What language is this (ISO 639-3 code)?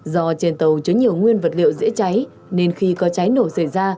vie